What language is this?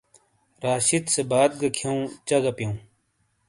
Shina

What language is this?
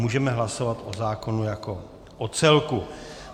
Czech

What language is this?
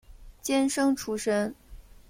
Chinese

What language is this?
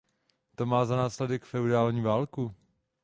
Czech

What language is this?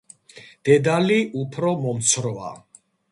Georgian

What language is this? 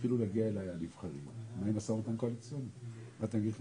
Hebrew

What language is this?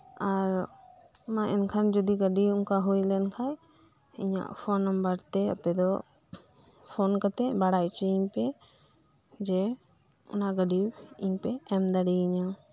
Santali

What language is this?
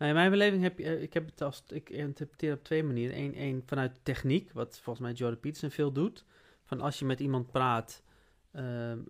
Dutch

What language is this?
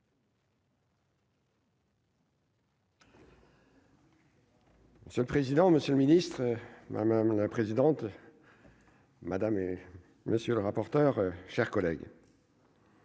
French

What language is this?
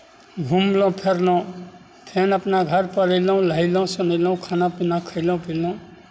Maithili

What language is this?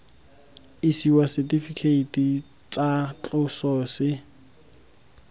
Tswana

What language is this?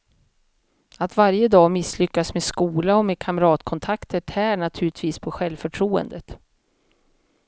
Swedish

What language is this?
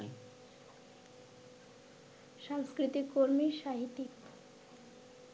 Bangla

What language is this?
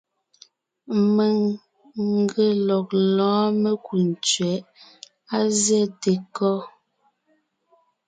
Ngiemboon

